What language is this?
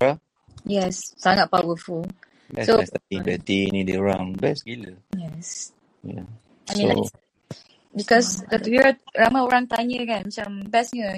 Malay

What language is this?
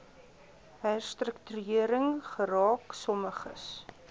Afrikaans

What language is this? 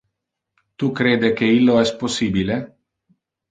Interlingua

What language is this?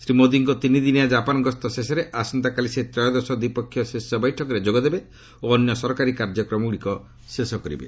Odia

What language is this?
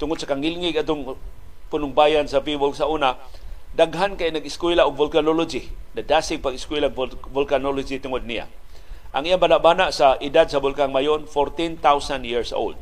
Filipino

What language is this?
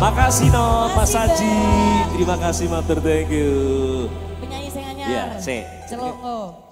Indonesian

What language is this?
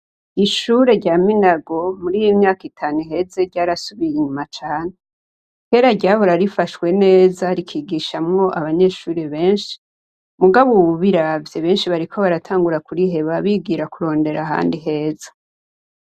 Rundi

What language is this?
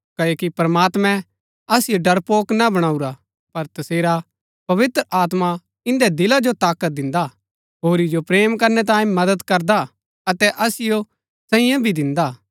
Gaddi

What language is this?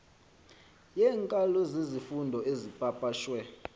Xhosa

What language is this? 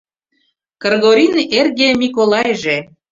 Mari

